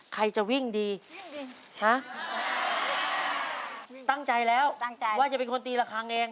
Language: Thai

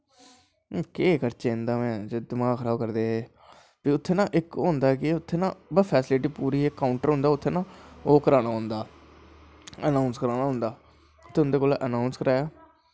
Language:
Dogri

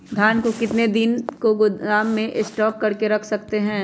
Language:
Magahi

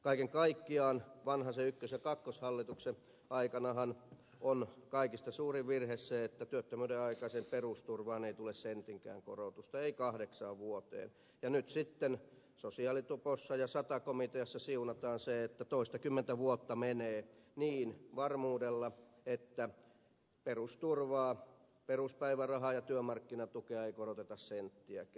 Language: Finnish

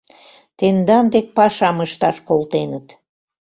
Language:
Mari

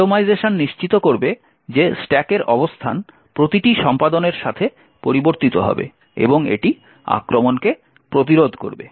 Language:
Bangla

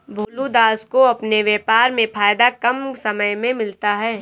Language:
Hindi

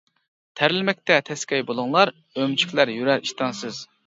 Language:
Uyghur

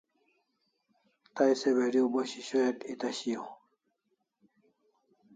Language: Kalasha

